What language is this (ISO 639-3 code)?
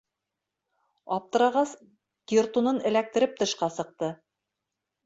bak